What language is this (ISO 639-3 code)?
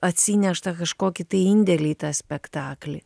lit